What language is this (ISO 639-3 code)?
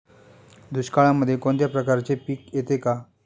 mar